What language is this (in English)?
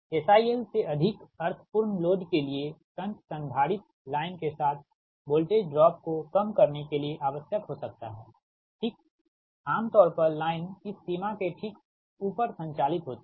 Hindi